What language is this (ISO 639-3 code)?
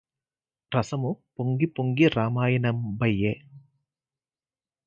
tel